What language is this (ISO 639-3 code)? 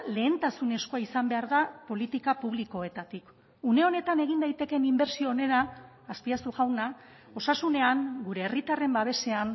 eus